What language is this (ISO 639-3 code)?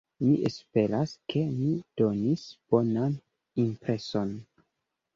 epo